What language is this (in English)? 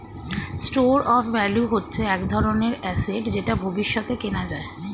Bangla